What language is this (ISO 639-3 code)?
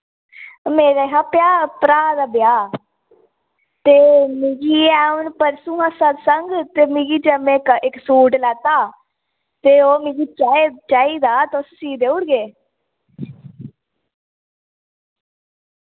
doi